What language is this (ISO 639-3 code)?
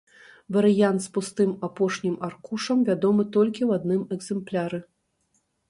bel